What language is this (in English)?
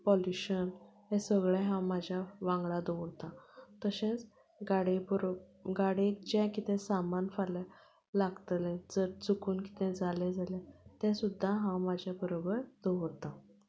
Konkani